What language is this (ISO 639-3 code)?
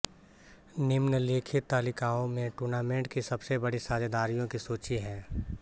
hin